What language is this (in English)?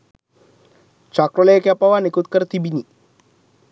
Sinhala